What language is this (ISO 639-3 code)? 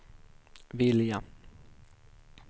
swe